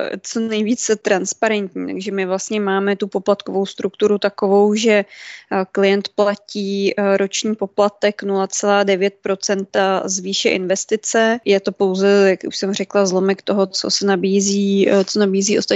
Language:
Czech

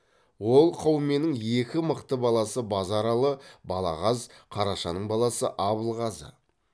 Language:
Kazakh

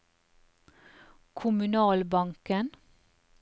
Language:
Norwegian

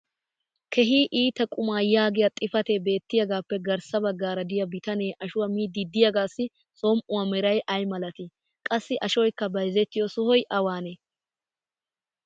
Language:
Wolaytta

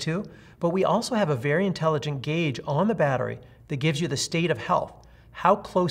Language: English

